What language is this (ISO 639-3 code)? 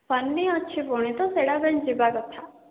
ori